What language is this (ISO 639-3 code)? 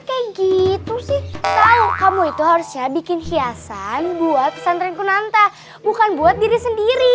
ind